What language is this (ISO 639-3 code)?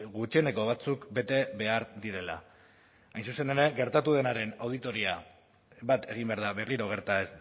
eus